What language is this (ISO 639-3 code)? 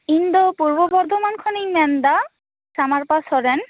sat